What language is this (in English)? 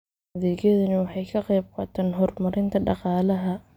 Somali